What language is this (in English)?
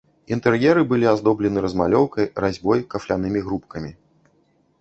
Belarusian